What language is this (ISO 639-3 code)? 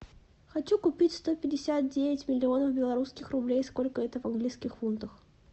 rus